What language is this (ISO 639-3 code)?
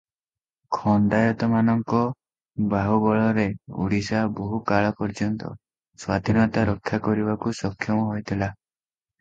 ori